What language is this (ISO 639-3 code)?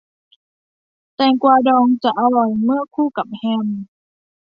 tha